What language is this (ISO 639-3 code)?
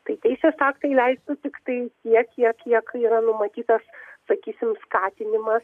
lit